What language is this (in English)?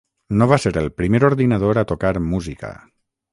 Catalan